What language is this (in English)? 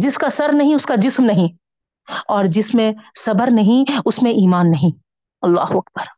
Urdu